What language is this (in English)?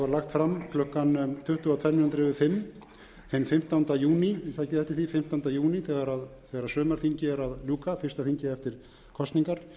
Icelandic